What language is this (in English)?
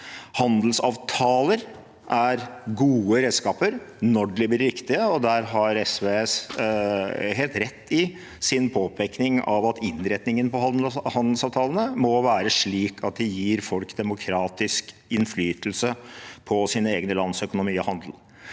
Norwegian